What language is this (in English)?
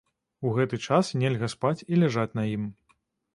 Belarusian